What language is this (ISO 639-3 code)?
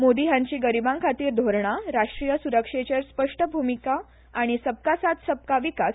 kok